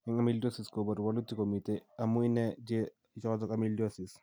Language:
Kalenjin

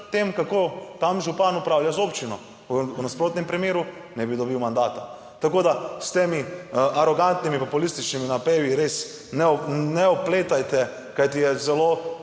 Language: Slovenian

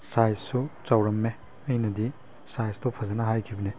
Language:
Manipuri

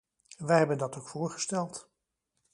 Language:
Dutch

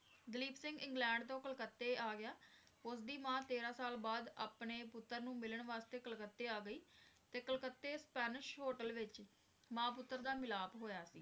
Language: Punjabi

